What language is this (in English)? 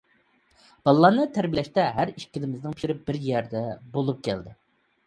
Uyghur